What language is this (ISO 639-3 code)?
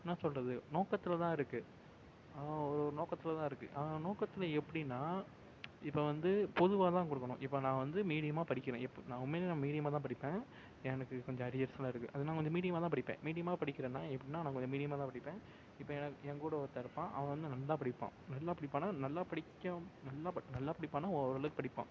tam